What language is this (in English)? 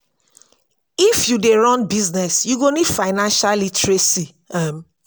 Nigerian Pidgin